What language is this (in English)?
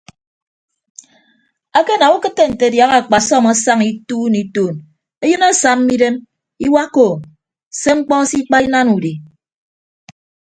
Ibibio